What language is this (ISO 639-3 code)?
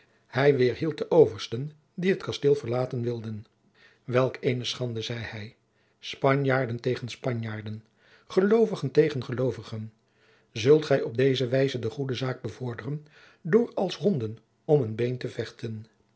nld